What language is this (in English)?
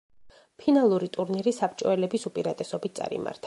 Georgian